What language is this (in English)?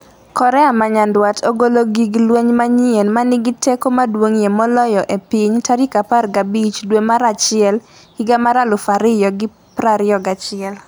Luo (Kenya and Tanzania)